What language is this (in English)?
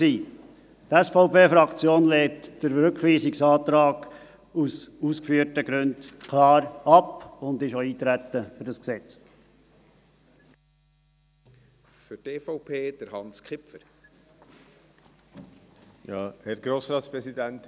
Swiss German